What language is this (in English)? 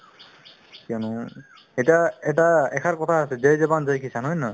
Assamese